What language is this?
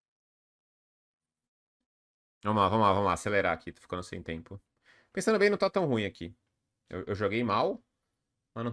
Portuguese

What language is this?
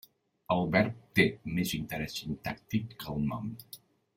Catalan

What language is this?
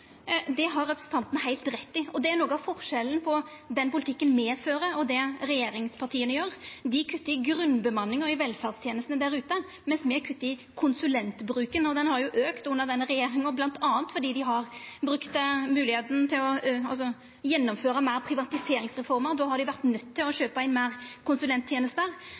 Norwegian Nynorsk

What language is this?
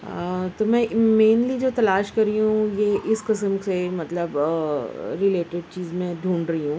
Urdu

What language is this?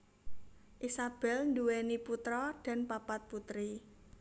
Javanese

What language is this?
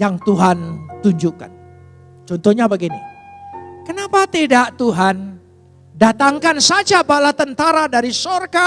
Indonesian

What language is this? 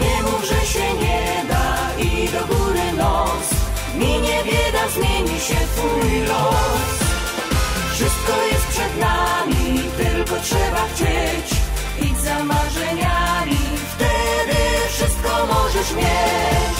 Polish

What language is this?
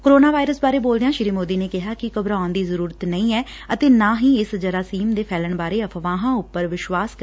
Punjabi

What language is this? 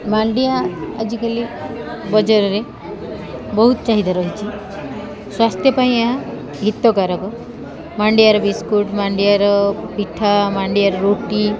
Odia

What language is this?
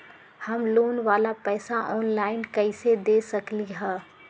Magahi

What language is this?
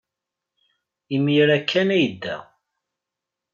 Kabyle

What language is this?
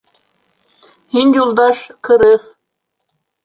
Bashkir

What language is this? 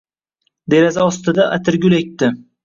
Uzbek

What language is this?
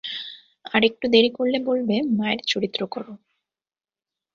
Bangla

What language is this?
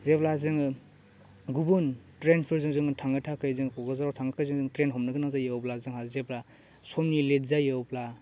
Bodo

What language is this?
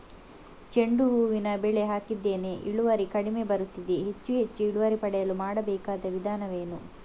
Kannada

